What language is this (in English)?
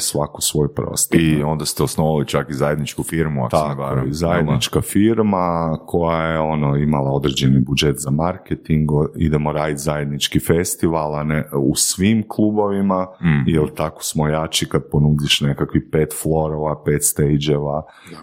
Croatian